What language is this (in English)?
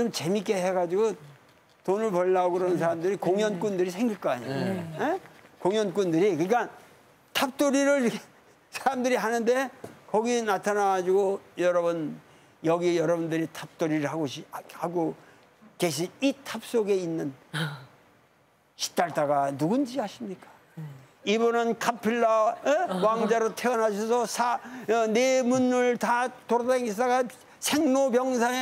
Korean